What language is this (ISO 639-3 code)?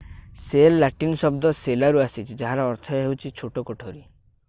ori